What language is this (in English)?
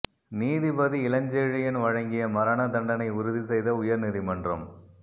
Tamil